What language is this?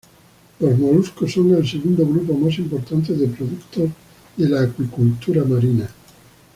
Spanish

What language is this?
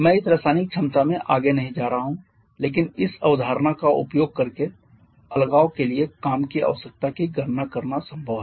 Hindi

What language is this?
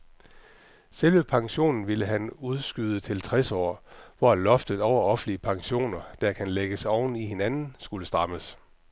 Danish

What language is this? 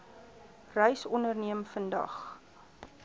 Afrikaans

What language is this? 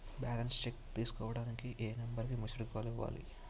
Telugu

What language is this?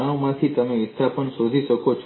Gujarati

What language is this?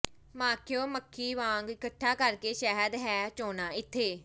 Punjabi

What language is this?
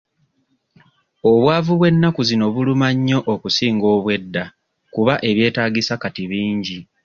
Ganda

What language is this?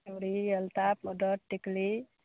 Maithili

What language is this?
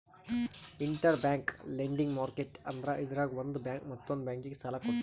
Kannada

